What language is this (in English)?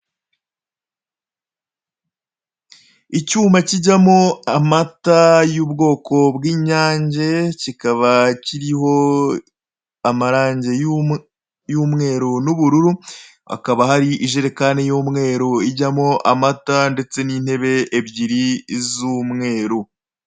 Kinyarwanda